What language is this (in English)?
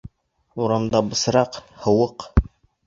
Bashkir